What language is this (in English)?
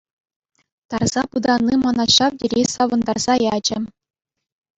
Chuvash